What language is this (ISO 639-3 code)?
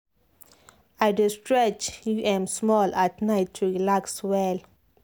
pcm